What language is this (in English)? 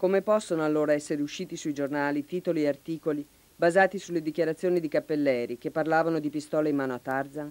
Italian